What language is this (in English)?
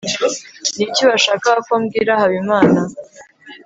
Kinyarwanda